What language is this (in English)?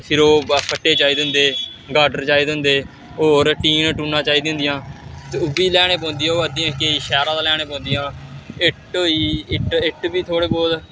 Dogri